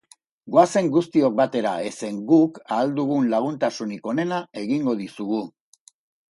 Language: Basque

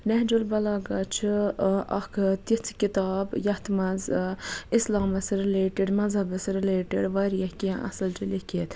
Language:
Kashmiri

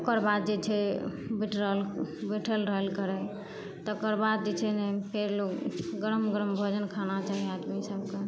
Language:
Maithili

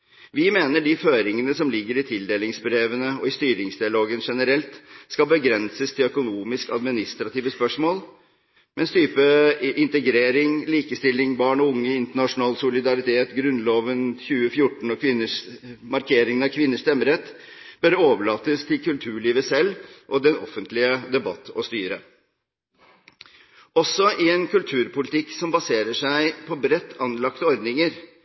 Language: Norwegian Bokmål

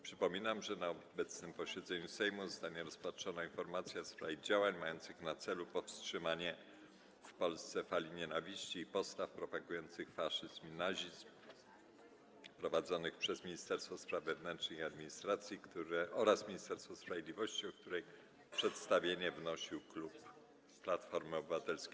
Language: Polish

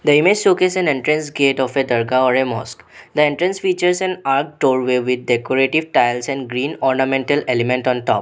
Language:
English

